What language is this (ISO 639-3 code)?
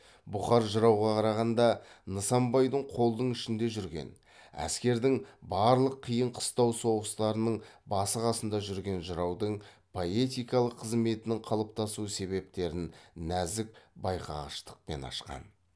kaz